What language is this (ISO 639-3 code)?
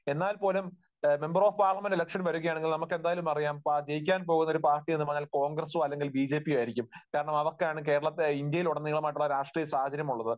mal